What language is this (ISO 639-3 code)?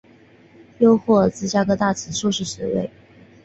zho